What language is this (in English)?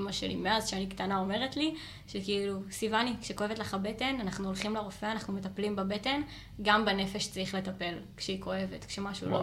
Hebrew